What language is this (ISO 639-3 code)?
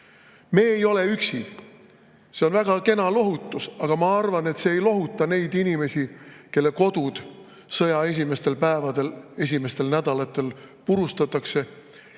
est